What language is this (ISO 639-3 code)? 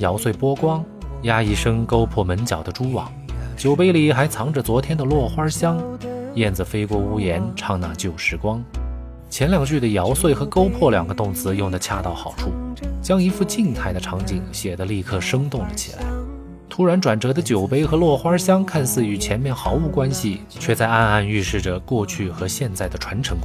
zho